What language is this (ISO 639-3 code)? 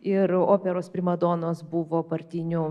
lit